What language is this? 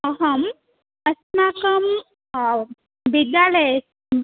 Sanskrit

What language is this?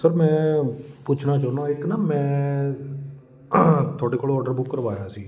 Punjabi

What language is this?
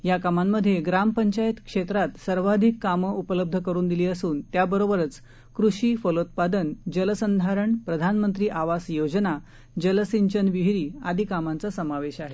Marathi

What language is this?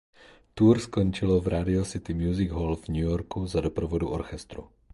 Czech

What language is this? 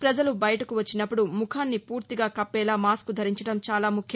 Telugu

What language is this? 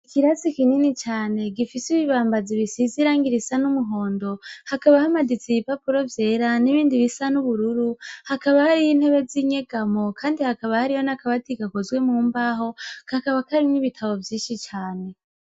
Rundi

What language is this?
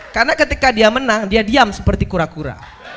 Indonesian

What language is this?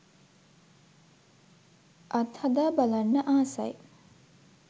Sinhala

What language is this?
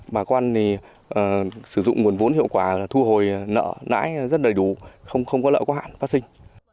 Vietnamese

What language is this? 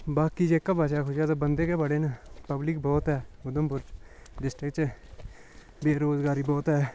Dogri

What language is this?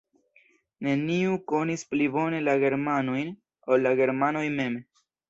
Esperanto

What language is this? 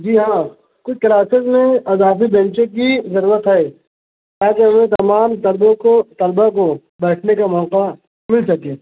Urdu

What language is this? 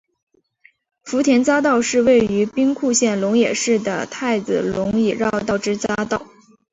Chinese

